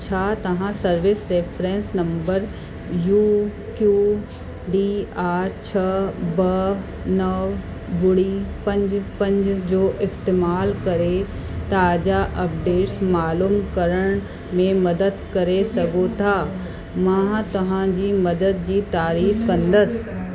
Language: Sindhi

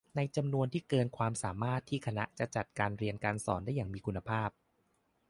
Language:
Thai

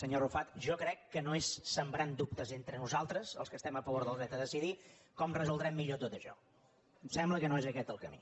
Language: Catalan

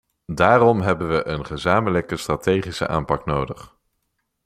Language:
Dutch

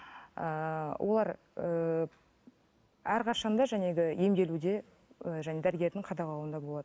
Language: Kazakh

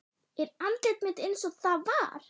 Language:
Icelandic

